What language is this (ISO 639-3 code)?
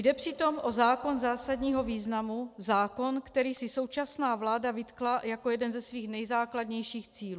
ces